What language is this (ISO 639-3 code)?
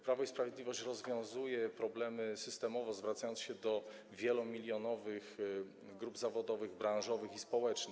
pol